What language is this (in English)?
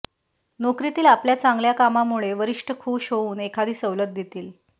Marathi